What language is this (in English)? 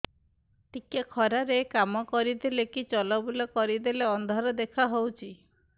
Odia